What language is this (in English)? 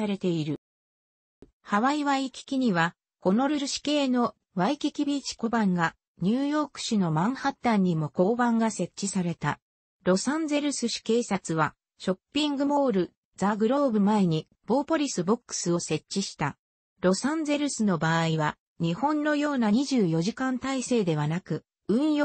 Japanese